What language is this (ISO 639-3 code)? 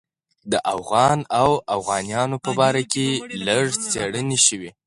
pus